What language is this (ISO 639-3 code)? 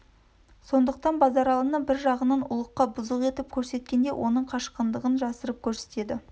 kaz